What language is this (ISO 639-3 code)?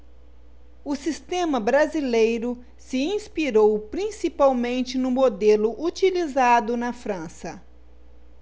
por